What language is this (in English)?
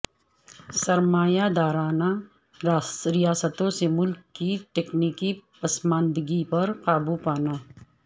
Urdu